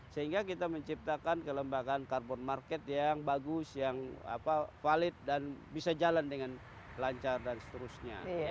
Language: Indonesian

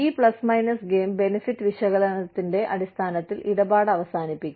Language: Malayalam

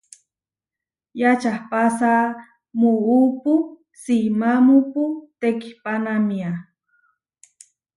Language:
Huarijio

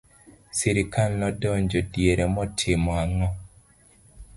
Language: Luo (Kenya and Tanzania)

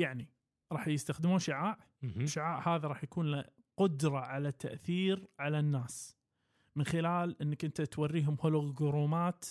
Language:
Arabic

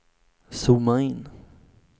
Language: Swedish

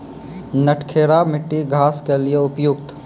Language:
Maithili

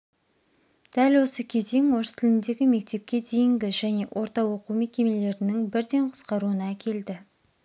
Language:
Kazakh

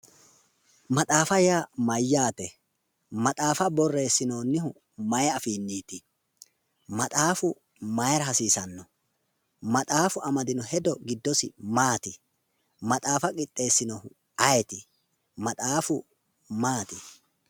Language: Sidamo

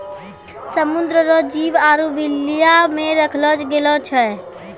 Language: Maithili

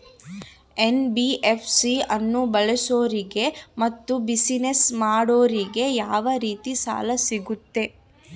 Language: Kannada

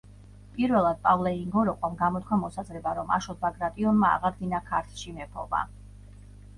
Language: Georgian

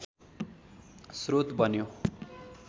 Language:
Nepali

